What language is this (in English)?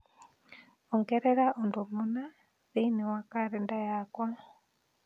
Kikuyu